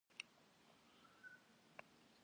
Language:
Kabardian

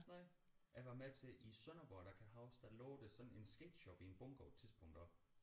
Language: Danish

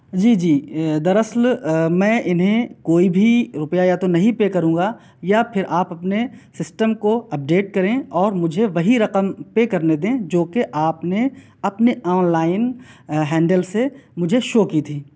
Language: Urdu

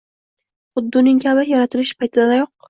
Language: Uzbek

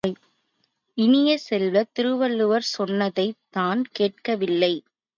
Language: Tamil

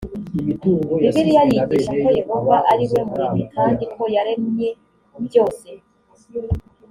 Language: Kinyarwanda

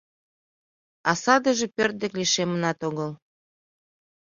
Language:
Mari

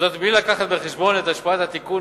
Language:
Hebrew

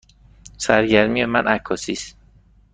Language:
Persian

